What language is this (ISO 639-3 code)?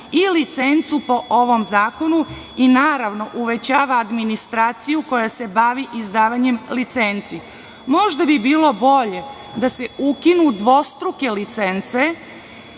srp